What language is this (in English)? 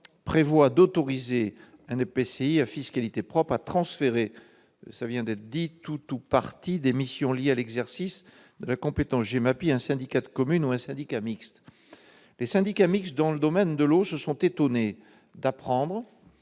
French